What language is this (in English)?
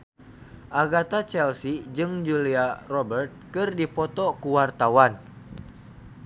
Sundanese